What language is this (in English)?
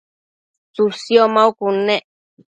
Matsés